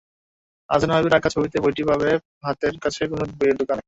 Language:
Bangla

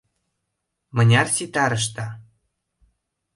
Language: Mari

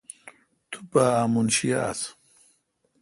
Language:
Kalkoti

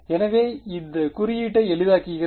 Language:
Tamil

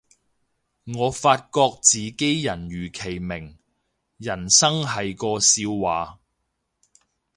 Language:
Cantonese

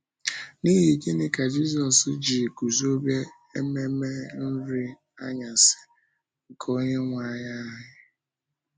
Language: Igbo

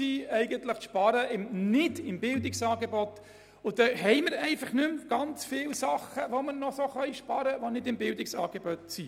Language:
Swiss German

